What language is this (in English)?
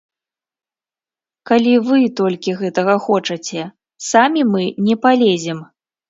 Belarusian